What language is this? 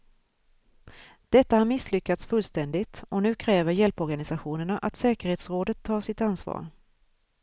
Swedish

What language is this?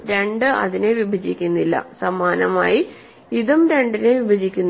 Malayalam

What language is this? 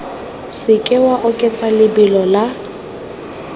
Tswana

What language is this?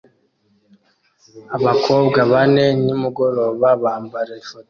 Kinyarwanda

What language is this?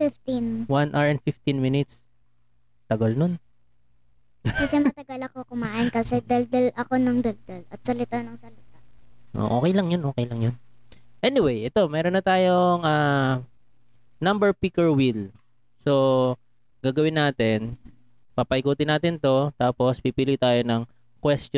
Filipino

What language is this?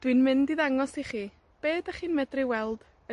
Welsh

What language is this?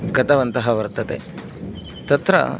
Sanskrit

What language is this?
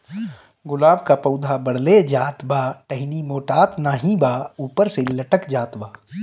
Bhojpuri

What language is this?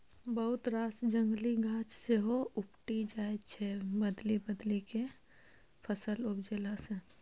Maithili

